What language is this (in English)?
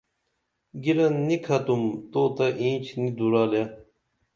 Dameli